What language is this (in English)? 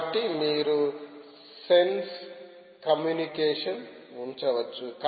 Telugu